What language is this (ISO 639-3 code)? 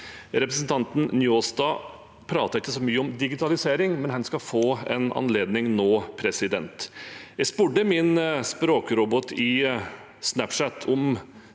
nor